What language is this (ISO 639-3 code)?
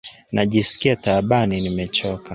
swa